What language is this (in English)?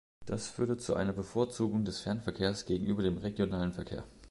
German